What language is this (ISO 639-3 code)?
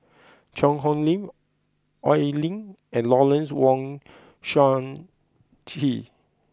eng